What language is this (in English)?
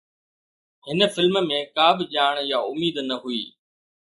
Sindhi